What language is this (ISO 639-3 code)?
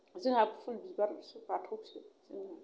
brx